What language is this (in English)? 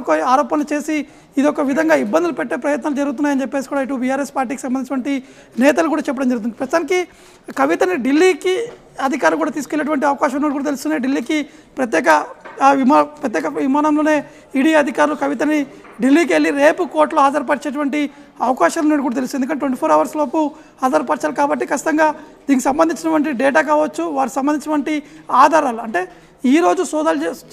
Telugu